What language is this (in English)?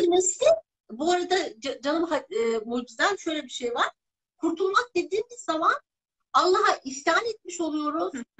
Turkish